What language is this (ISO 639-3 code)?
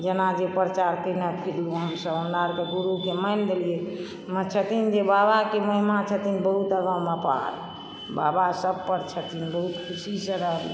mai